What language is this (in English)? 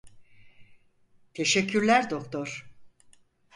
Turkish